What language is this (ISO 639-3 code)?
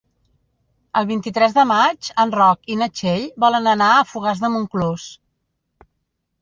cat